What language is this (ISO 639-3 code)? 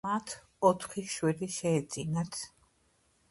kat